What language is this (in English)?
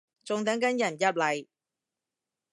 Cantonese